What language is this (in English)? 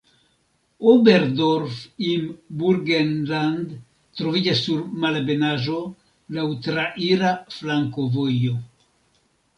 Esperanto